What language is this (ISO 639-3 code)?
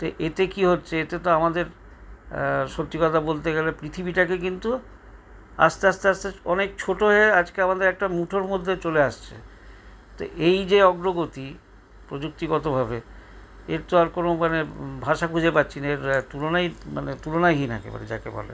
ben